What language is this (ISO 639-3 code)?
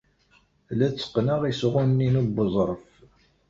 kab